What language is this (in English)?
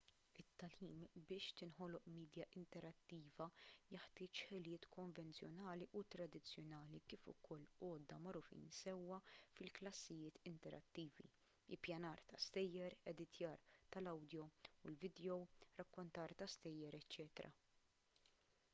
Maltese